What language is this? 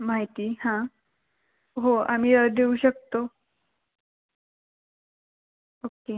Marathi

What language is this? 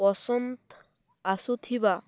Odia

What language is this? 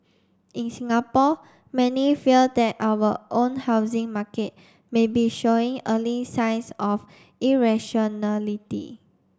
English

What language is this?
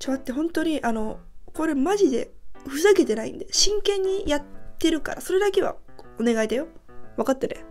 Japanese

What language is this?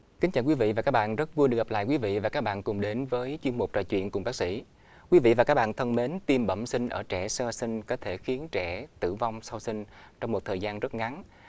Vietnamese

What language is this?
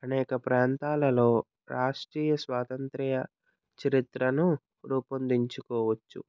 Telugu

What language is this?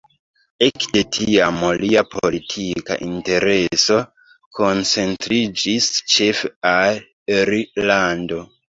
Esperanto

